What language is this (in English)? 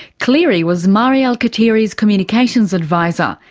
English